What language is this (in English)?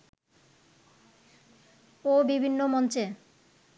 Bangla